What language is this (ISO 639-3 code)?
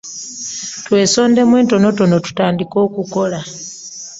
lug